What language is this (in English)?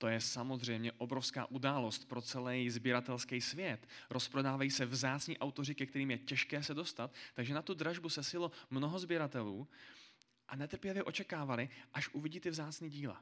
Czech